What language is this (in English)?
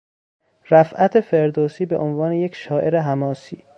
Persian